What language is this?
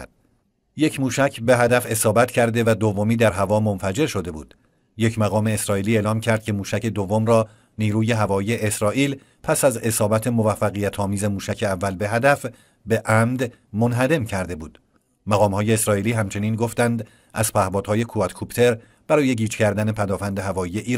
Persian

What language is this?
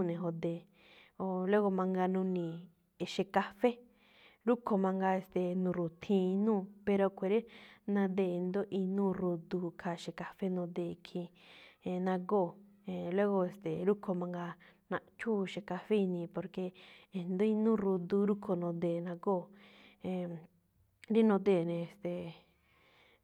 Malinaltepec Me'phaa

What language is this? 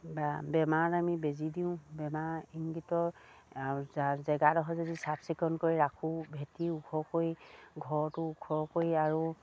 Assamese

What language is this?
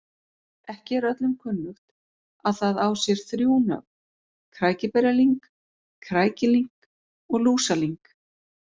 Icelandic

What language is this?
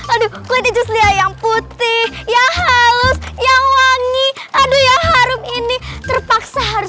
Indonesian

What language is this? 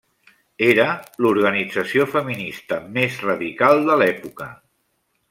Catalan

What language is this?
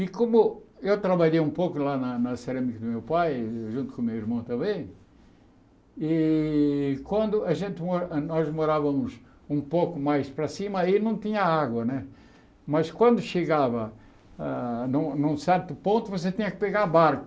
Portuguese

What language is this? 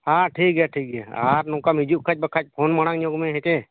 Santali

